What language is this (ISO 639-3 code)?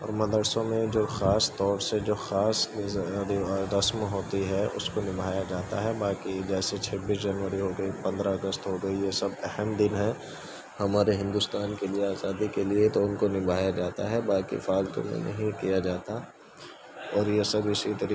urd